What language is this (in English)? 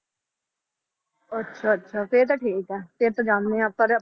Punjabi